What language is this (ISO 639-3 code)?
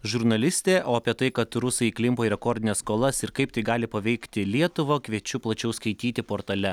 lit